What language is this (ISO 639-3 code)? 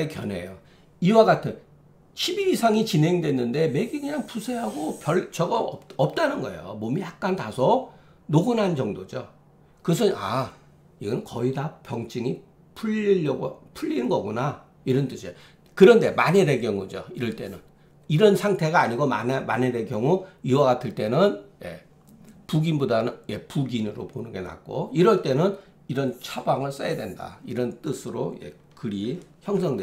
kor